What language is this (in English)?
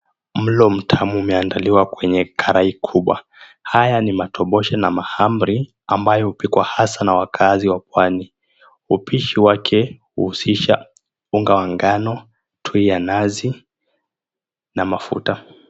Swahili